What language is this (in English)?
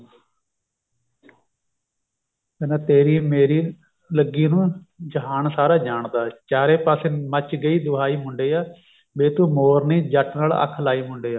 Punjabi